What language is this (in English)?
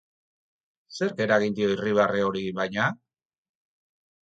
Basque